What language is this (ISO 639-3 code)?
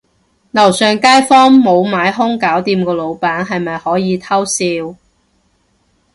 yue